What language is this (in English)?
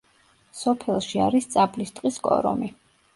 Georgian